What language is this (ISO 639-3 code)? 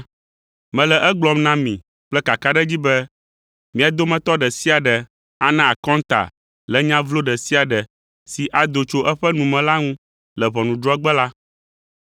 ewe